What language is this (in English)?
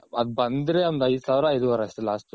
Kannada